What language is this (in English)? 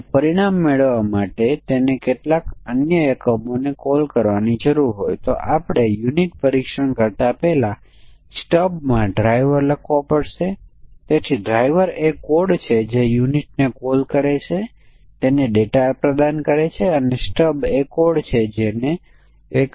Gujarati